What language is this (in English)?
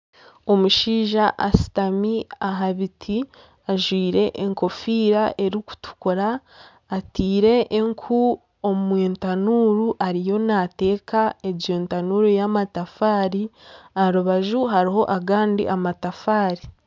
Nyankole